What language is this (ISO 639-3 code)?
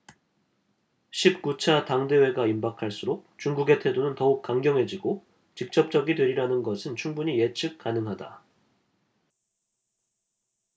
kor